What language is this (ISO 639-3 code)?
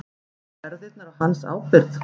isl